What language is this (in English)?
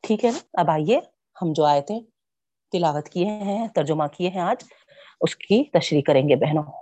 Urdu